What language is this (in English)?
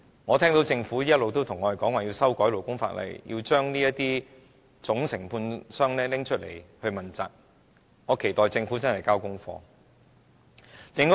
Cantonese